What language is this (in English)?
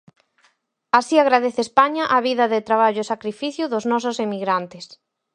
Galician